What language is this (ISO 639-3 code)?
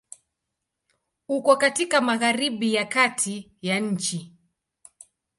swa